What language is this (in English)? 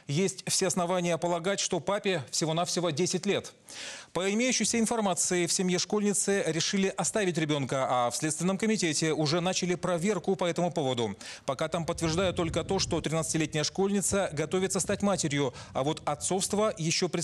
Russian